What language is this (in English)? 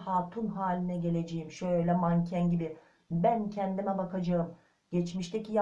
Turkish